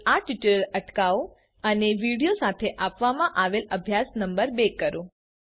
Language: Gujarati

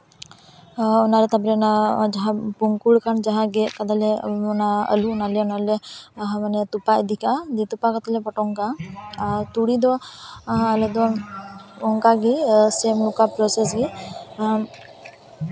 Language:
Santali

